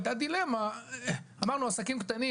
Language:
Hebrew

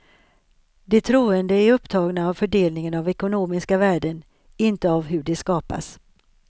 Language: Swedish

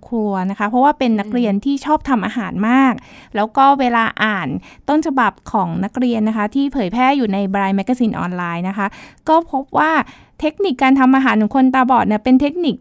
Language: Thai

